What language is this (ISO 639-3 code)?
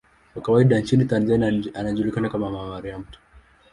swa